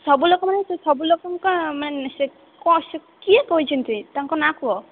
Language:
Odia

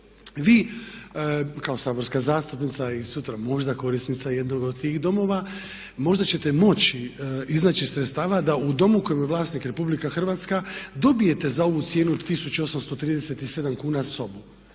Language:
Croatian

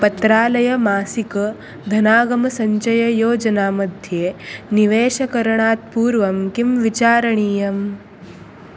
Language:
Sanskrit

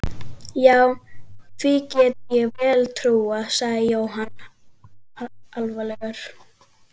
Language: Icelandic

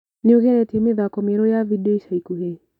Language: Kikuyu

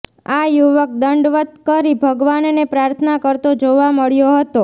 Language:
Gujarati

